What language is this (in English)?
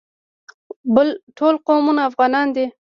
Pashto